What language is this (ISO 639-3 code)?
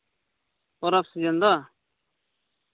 sat